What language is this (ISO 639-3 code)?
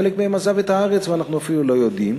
heb